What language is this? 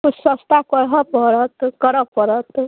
Maithili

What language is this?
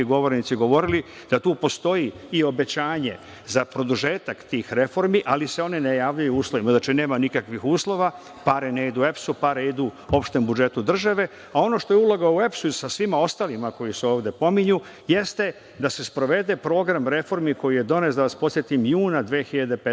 Serbian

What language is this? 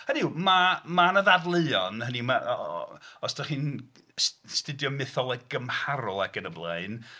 Welsh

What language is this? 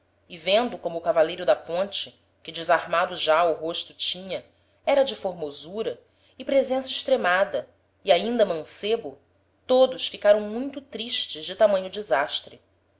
Portuguese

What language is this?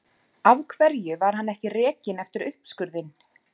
Icelandic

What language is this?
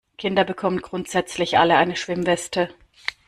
German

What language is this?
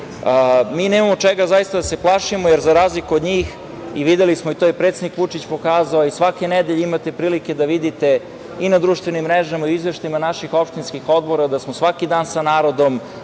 Serbian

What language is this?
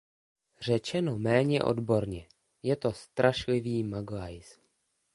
Czech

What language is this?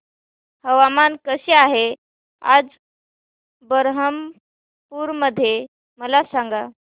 Marathi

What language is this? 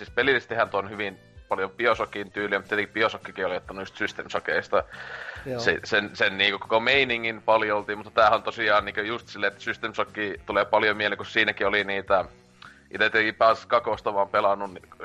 Finnish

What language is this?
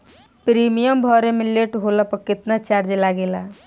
Bhojpuri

